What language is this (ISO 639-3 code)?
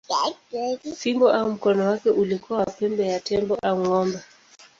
swa